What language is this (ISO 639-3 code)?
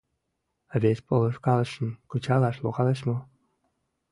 chm